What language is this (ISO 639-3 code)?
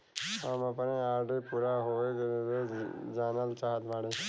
bho